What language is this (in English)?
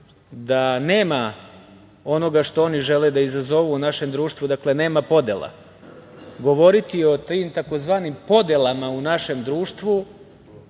Serbian